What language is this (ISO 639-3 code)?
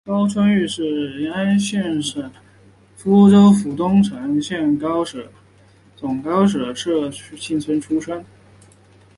zho